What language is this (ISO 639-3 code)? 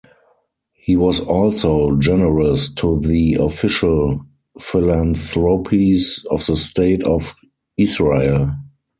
eng